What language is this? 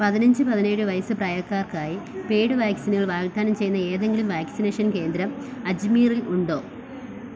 Malayalam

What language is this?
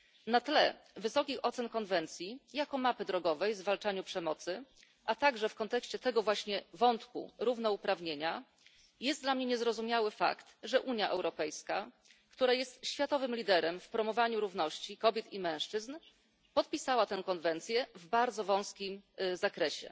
Polish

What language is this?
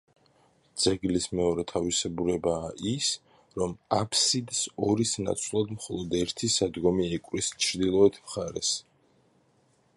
Georgian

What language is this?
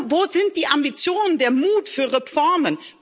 German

